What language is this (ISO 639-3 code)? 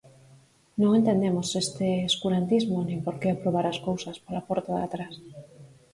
glg